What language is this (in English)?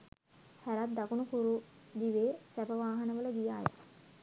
Sinhala